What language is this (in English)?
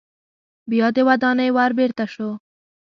Pashto